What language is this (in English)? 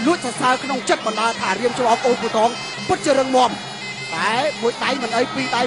Thai